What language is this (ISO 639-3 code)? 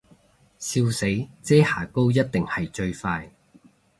yue